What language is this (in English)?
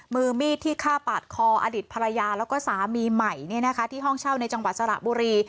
Thai